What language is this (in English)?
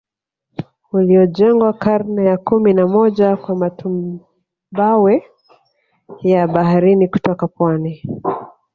Swahili